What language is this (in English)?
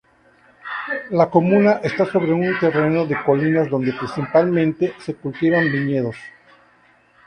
Spanish